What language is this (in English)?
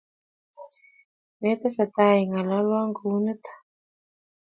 Kalenjin